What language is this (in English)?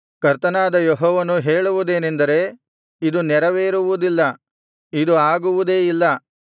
Kannada